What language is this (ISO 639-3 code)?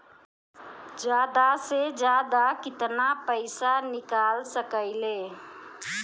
bho